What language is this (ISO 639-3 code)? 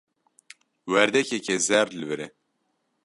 kur